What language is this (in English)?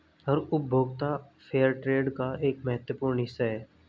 Hindi